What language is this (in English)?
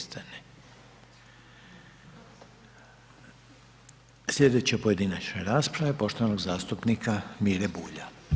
Croatian